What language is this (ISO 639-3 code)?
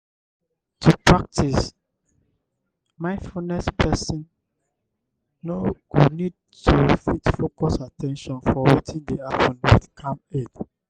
pcm